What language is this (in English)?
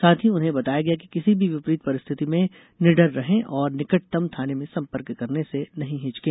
Hindi